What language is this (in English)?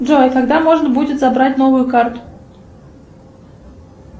Russian